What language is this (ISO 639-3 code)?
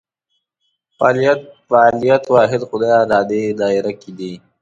pus